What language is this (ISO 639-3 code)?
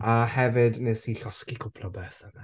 cym